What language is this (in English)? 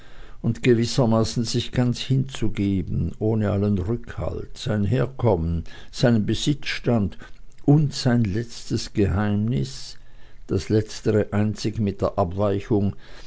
German